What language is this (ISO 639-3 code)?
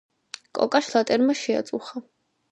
kat